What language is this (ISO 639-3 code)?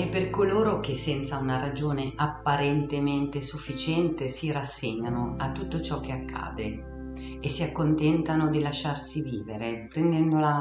ita